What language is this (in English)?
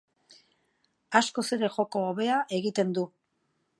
Basque